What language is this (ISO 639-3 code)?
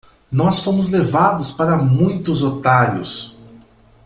por